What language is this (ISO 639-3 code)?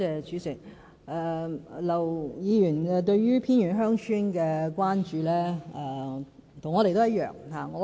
yue